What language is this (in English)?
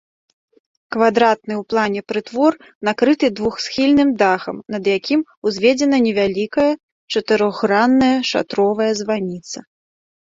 Belarusian